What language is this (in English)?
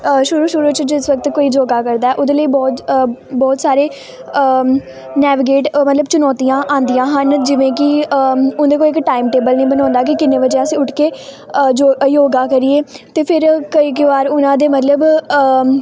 Punjabi